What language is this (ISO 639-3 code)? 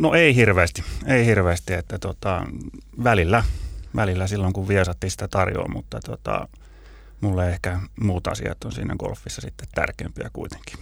fin